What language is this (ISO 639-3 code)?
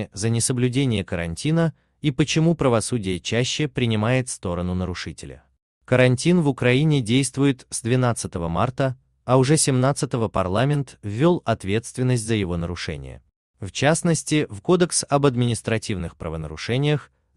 rus